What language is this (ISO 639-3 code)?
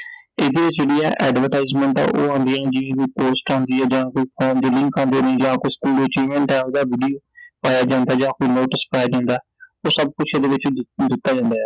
pan